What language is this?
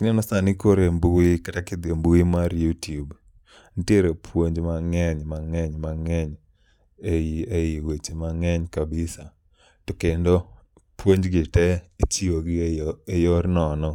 Luo (Kenya and Tanzania)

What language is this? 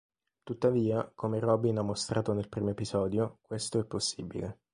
Italian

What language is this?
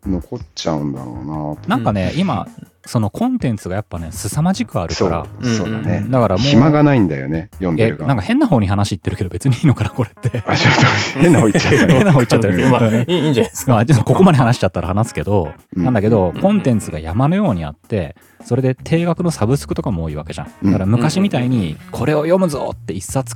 Japanese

